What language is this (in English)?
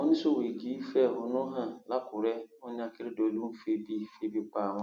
Yoruba